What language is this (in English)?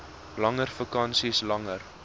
Afrikaans